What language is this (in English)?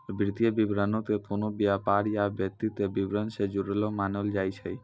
Maithili